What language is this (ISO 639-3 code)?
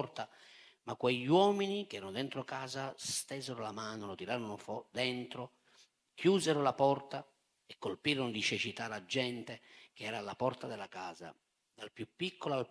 ita